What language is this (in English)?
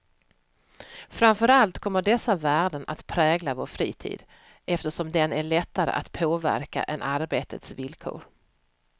Swedish